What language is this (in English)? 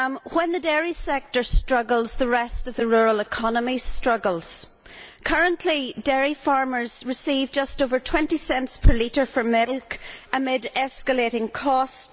English